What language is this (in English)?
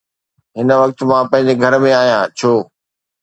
Sindhi